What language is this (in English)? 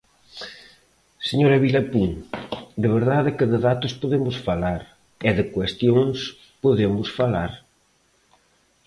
Galician